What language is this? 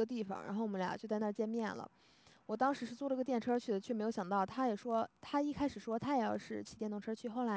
Chinese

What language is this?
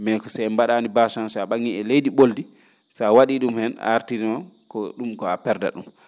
Fula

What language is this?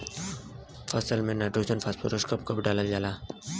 Bhojpuri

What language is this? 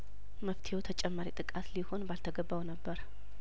Amharic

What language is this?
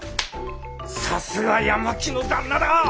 Japanese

